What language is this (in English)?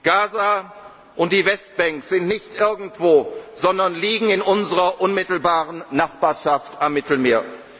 German